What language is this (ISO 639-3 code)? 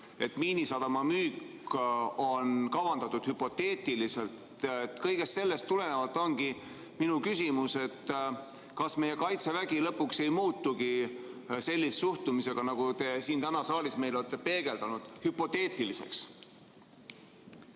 est